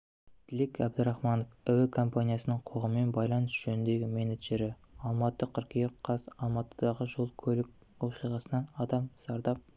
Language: Kazakh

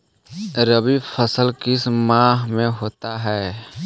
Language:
Magahi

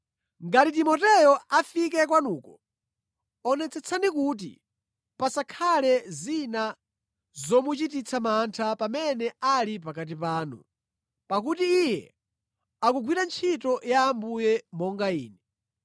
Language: Nyanja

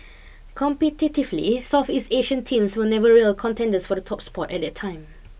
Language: English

